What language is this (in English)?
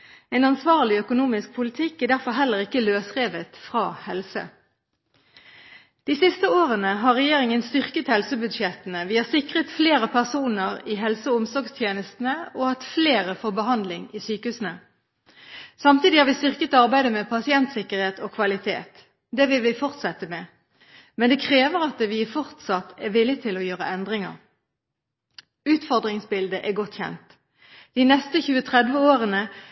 Norwegian Bokmål